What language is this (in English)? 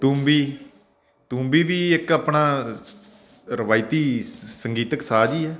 Punjabi